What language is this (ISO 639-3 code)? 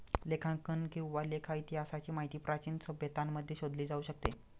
mar